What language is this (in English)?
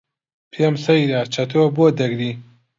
Central Kurdish